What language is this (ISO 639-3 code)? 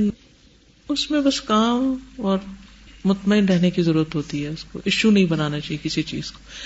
urd